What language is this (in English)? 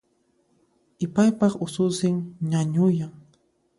Puno Quechua